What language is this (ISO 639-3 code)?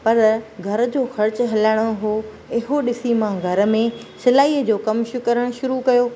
snd